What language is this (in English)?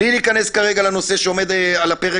Hebrew